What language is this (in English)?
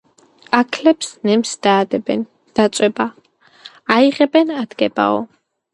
Georgian